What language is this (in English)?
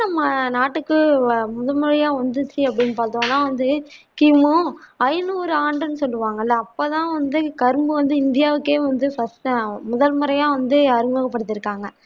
Tamil